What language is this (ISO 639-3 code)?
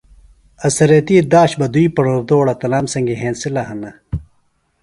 phl